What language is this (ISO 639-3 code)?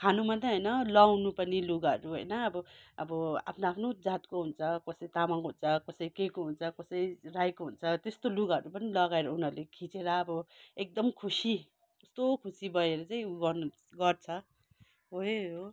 nep